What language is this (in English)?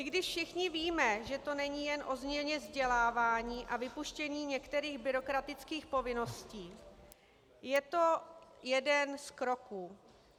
Czech